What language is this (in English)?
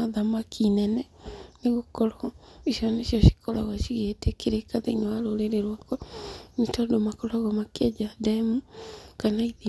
Kikuyu